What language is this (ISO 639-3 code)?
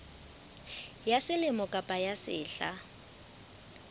sot